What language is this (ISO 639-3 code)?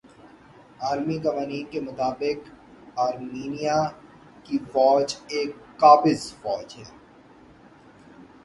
urd